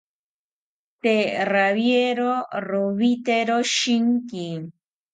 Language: South Ucayali Ashéninka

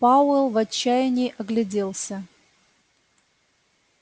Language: Russian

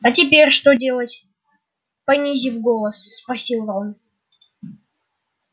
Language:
Russian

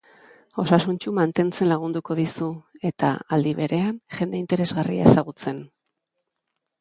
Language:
Basque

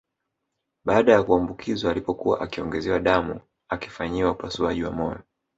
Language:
Swahili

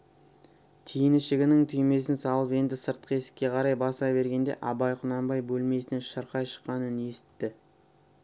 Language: Kazakh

